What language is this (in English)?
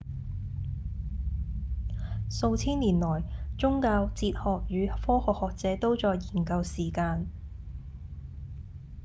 Cantonese